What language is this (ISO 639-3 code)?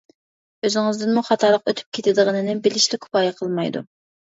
uig